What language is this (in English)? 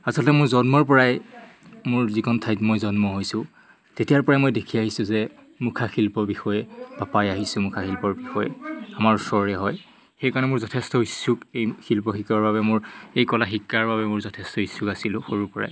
Assamese